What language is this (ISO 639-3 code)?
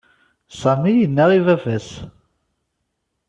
kab